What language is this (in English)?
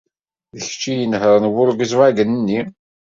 Kabyle